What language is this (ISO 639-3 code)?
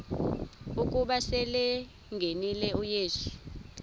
xho